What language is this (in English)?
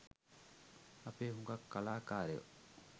Sinhala